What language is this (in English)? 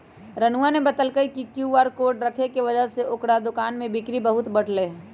Magahi